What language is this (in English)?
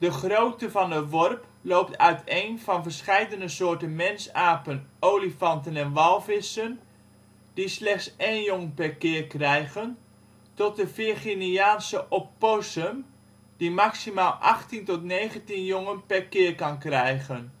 Dutch